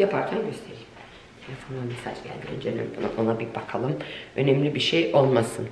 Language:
Turkish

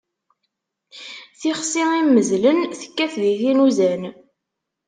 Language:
Kabyle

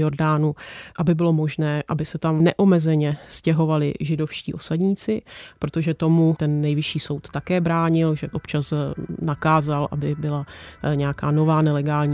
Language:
Czech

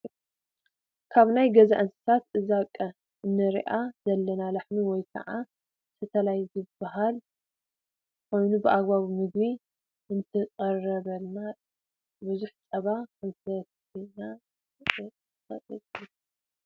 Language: Tigrinya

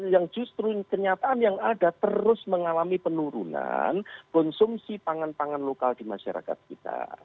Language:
Indonesian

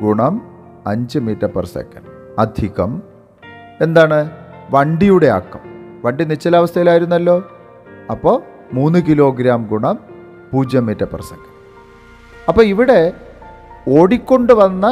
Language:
Malayalam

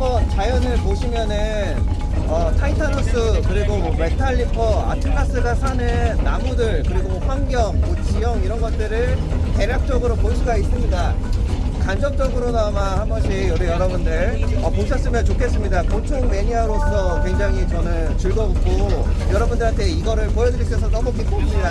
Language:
Korean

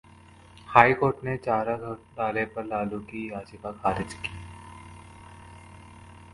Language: Hindi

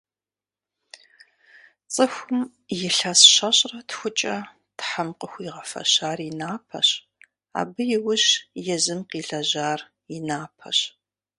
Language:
Kabardian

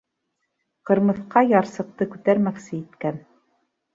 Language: Bashkir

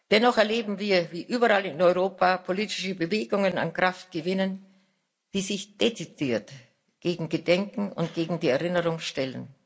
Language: German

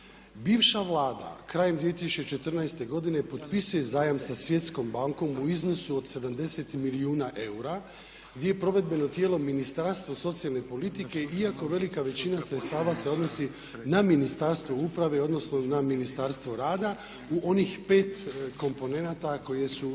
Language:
Croatian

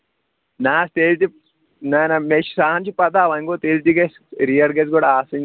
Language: Kashmiri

